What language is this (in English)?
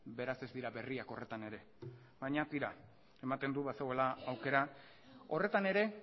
Basque